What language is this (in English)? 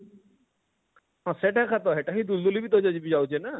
Odia